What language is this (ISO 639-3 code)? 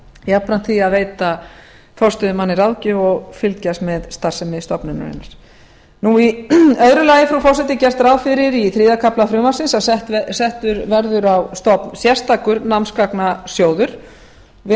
isl